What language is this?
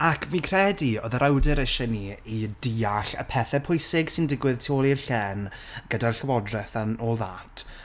Welsh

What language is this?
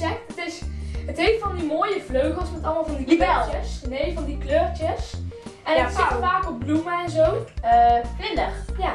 Dutch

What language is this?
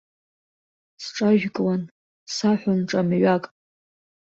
Abkhazian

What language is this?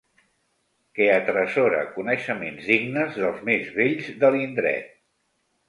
Catalan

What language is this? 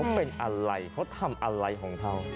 Thai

